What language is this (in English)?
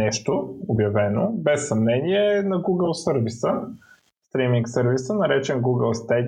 Bulgarian